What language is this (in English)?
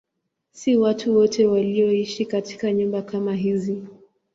Swahili